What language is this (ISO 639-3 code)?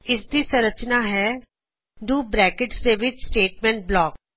pan